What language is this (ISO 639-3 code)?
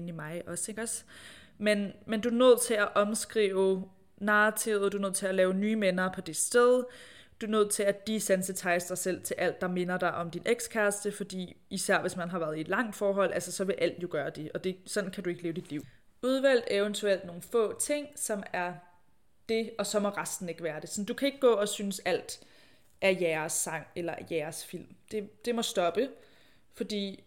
dan